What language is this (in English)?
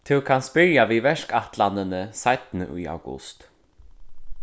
Faroese